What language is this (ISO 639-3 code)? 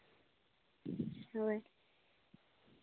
sat